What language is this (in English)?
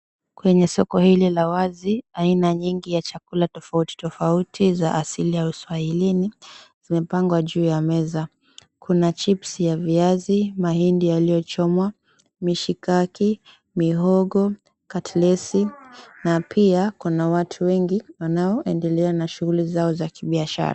Swahili